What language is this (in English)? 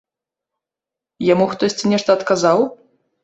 Belarusian